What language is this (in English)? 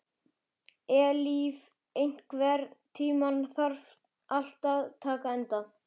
Icelandic